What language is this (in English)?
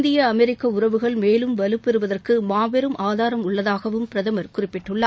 Tamil